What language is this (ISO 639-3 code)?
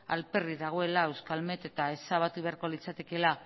eus